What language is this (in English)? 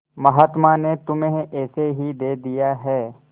Hindi